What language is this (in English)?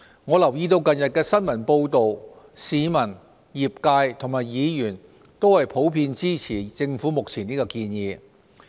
Cantonese